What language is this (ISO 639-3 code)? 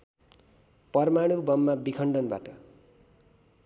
nep